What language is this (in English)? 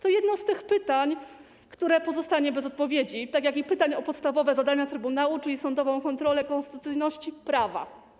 Polish